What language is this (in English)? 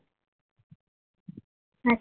Gujarati